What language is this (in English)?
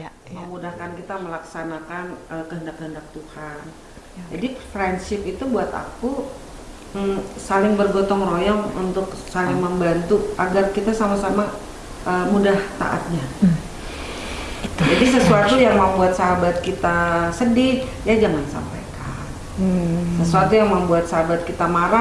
Indonesian